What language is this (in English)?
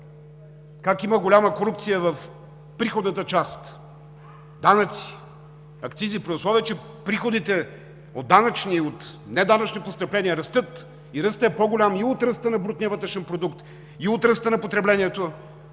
Bulgarian